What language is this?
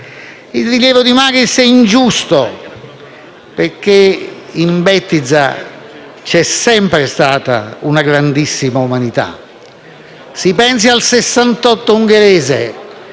Italian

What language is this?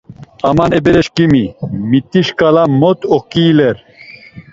Laz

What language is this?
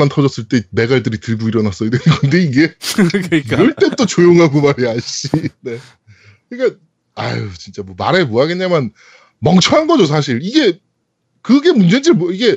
Korean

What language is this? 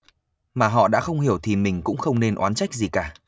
Vietnamese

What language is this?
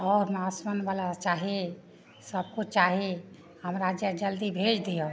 Maithili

